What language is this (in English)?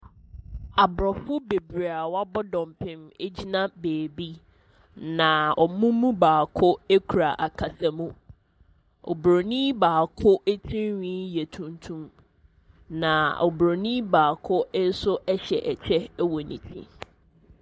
Akan